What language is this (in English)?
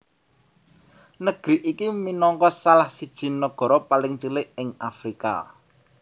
Javanese